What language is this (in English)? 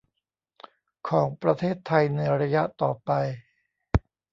Thai